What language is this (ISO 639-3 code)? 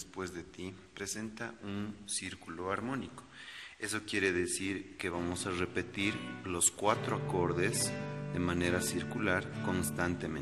spa